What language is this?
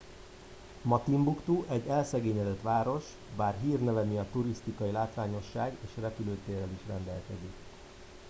Hungarian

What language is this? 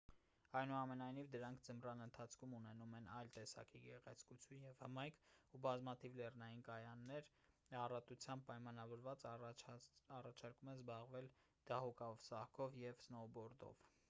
Armenian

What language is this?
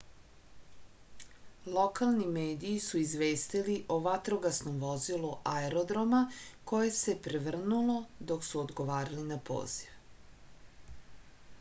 Serbian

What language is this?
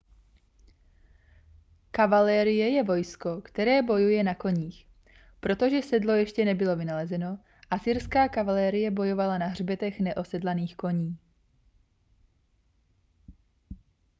Czech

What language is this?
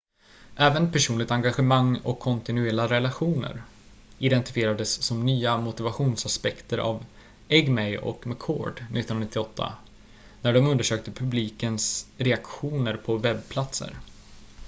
Swedish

